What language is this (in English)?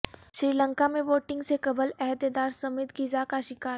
Urdu